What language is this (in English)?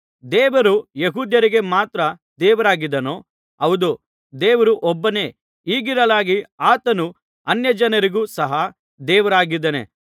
Kannada